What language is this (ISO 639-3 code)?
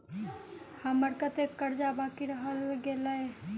mai